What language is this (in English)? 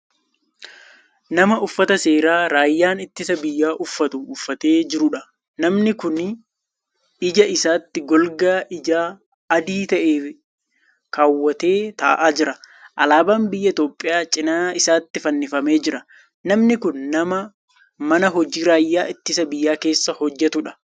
Oromo